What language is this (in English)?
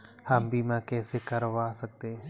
Hindi